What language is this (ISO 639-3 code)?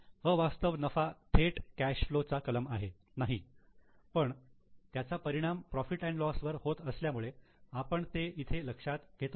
mar